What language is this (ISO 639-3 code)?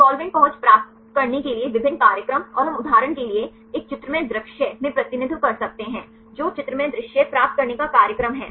hin